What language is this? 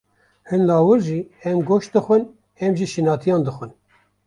Kurdish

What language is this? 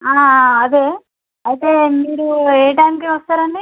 Telugu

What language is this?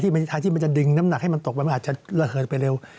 Thai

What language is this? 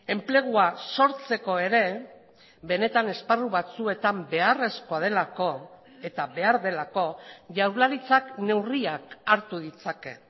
Basque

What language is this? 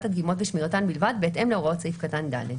Hebrew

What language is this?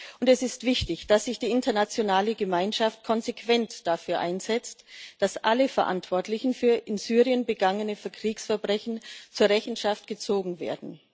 German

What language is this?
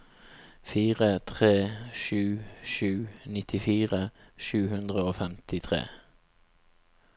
Norwegian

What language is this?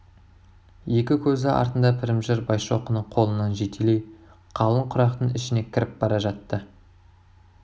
Kazakh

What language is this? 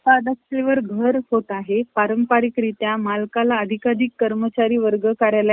Marathi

